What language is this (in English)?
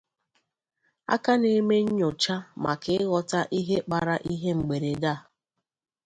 Igbo